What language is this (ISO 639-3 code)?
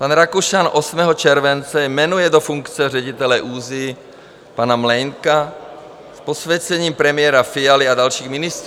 ces